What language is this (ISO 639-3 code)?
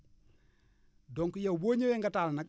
wol